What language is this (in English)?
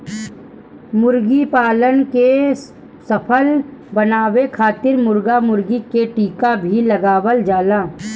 Bhojpuri